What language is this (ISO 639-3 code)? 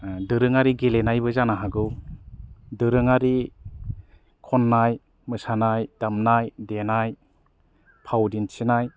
brx